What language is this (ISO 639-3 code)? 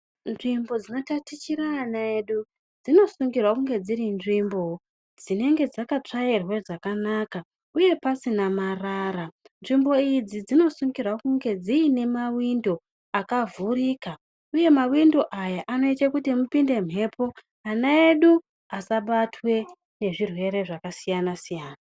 ndc